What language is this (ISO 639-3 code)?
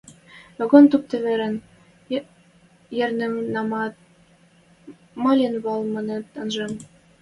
mrj